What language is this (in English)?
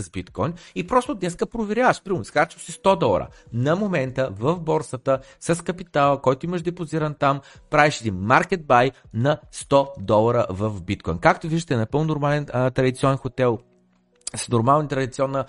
Bulgarian